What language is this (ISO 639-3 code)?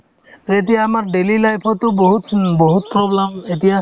asm